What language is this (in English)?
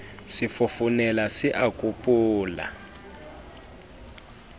Southern Sotho